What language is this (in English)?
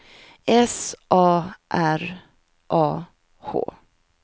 Swedish